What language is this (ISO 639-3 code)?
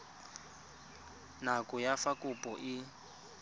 tsn